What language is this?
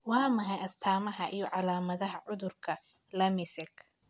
Somali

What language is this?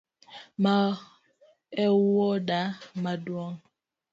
Luo (Kenya and Tanzania)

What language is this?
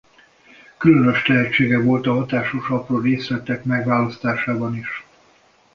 Hungarian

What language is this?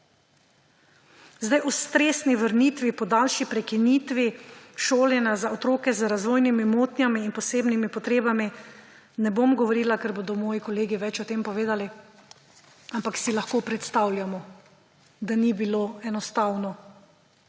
Slovenian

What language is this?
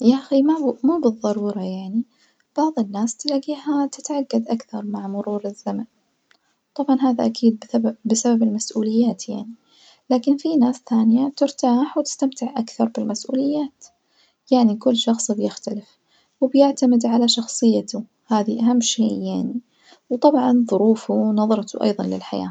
Najdi Arabic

